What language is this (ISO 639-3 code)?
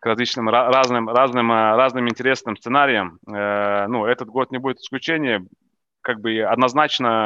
ukr